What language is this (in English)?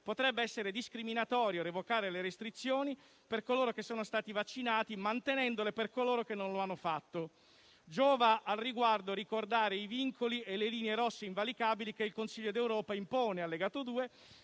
Italian